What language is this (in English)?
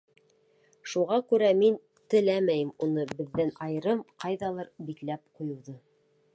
Bashkir